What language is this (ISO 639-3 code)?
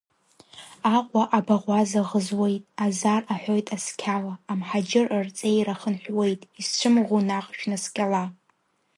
abk